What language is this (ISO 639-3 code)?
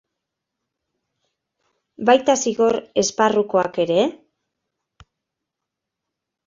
eus